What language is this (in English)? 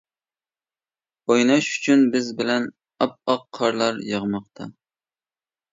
Uyghur